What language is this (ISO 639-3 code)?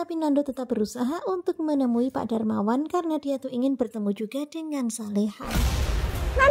ind